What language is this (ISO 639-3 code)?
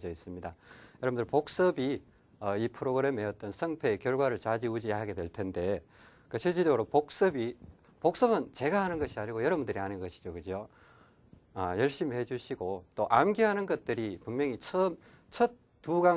kor